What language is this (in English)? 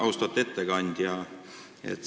Estonian